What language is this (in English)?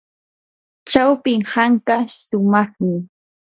Yanahuanca Pasco Quechua